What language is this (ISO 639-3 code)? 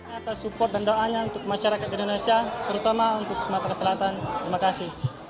ind